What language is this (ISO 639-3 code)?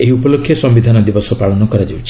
ori